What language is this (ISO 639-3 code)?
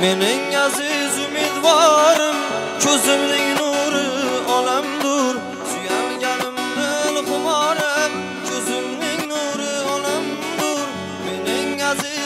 tur